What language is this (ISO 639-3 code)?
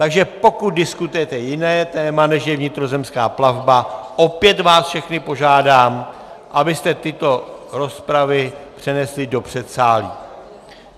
ces